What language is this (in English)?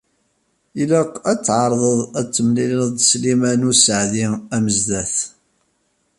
Kabyle